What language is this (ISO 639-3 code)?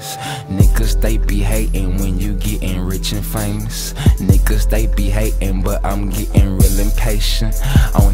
eng